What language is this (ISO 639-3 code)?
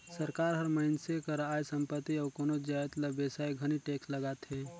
hne